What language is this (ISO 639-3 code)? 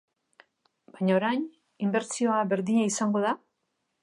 eus